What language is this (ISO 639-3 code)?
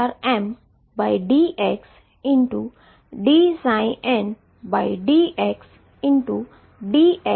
guj